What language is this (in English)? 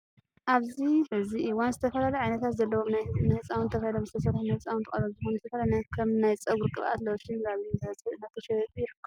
Tigrinya